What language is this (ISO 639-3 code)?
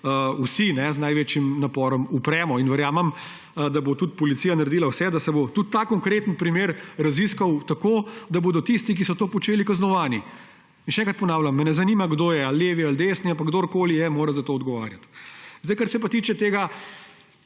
slv